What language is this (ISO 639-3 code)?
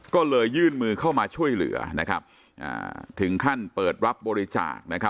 tha